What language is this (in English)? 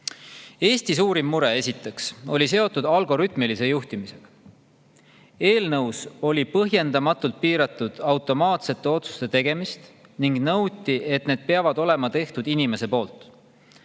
Estonian